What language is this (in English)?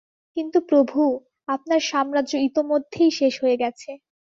Bangla